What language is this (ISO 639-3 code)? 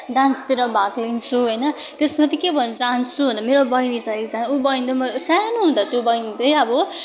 nep